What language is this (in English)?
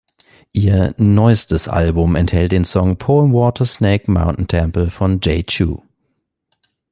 German